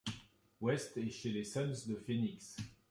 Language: French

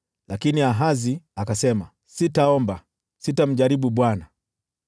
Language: Swahili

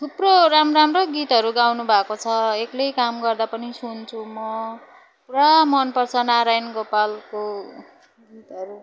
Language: Nepali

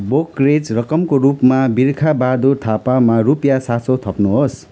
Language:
Nepali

